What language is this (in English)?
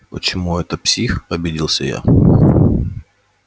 Russian